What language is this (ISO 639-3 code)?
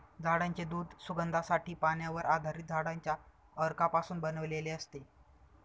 mar